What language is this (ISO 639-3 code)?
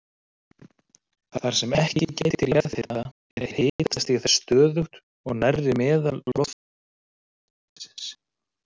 isl